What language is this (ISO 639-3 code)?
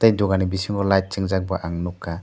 trp